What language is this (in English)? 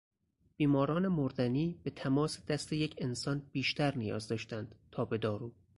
Persian